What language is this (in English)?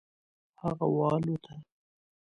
Pashto